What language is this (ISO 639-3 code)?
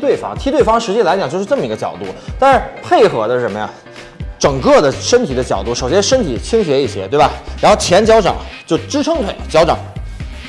zho